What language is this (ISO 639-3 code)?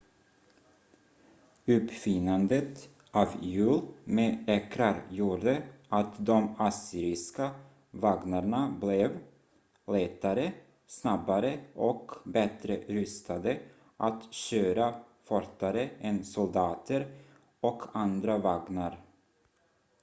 swe